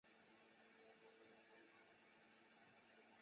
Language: Chinese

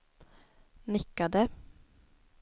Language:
Swedish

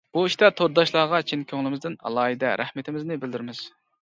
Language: Uyghur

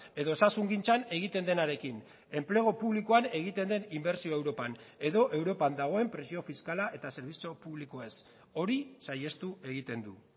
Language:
Basque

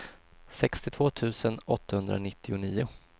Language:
Swedish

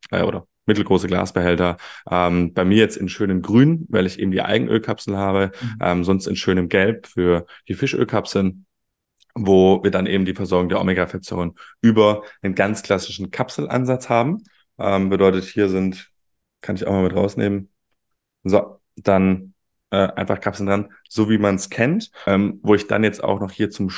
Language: German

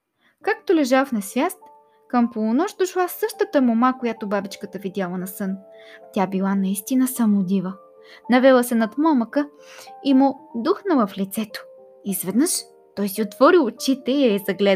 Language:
Bulgarian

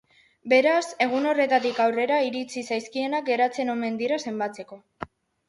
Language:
Basque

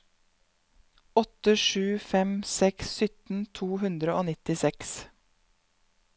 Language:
Norwegian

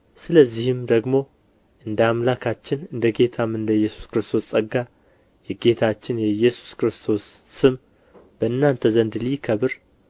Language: Amharic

